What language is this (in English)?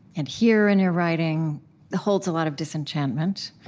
English